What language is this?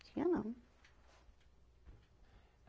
Portuguese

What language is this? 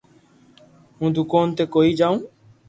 Loarki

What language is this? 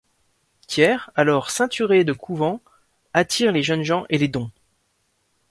French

